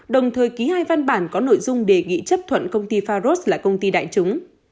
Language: Vietnamese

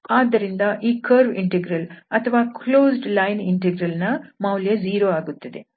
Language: Kannada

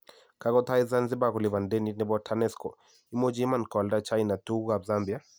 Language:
Kalenjin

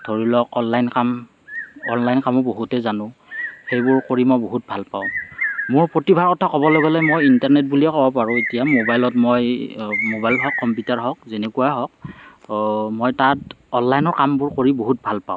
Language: Assamese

